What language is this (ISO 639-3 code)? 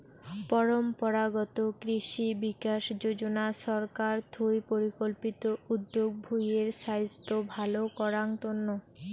ben